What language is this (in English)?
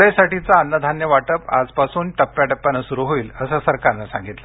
Marathi